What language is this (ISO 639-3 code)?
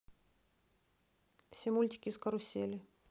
rus